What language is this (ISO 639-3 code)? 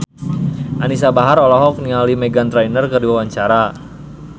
sun